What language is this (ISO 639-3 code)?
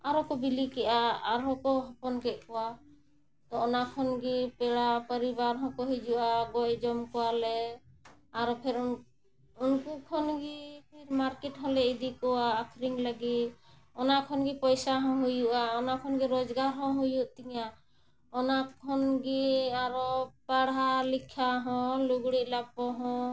sat